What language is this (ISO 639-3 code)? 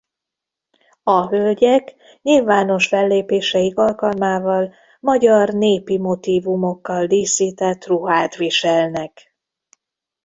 hun